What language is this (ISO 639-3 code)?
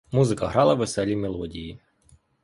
ukr